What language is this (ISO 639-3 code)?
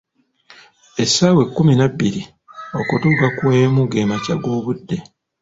lug